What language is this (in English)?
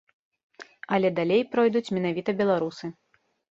Belarusian